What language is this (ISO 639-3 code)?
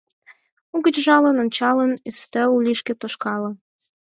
chm